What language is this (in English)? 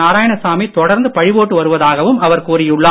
Tamil